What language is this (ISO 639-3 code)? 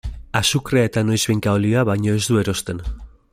eus